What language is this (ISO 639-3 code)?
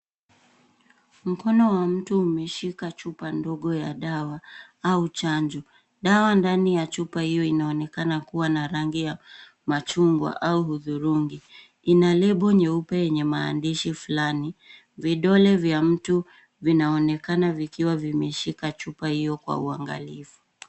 swa